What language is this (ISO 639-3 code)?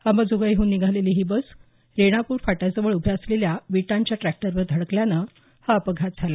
mar